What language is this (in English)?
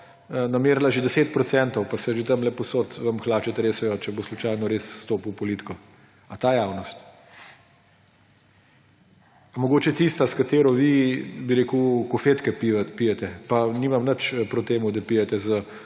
Slovenian